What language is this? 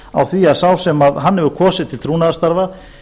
Icelandic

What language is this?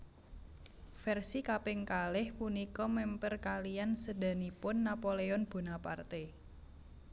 Javanese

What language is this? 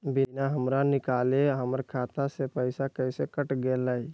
Magahi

